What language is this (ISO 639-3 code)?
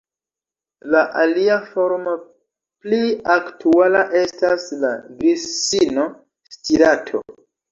epo